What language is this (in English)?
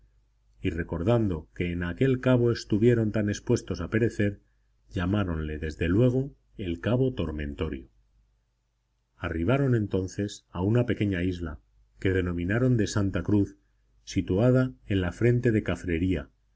Spanish